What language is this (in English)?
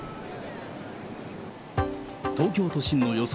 Japanese